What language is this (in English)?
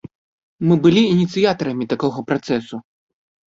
Belarusian